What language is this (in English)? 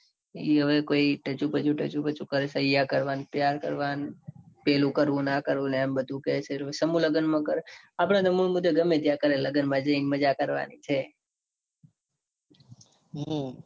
Gujarati